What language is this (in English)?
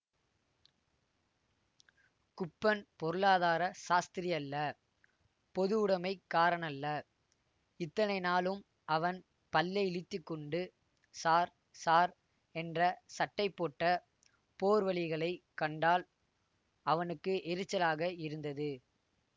Tamil